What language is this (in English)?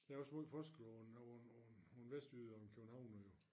Danish